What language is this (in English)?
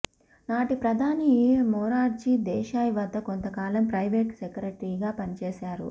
Telugu